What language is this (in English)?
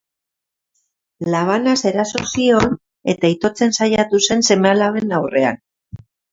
Basque